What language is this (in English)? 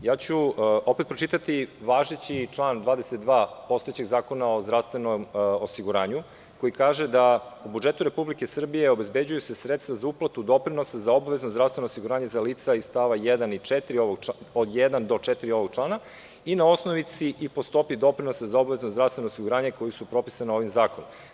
Serbian